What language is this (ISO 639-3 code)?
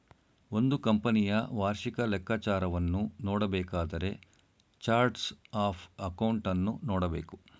kan